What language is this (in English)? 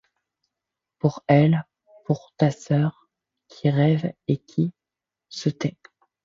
French